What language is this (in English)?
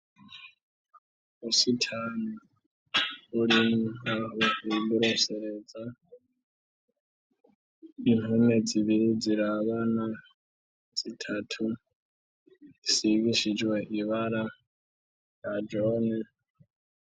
Rundi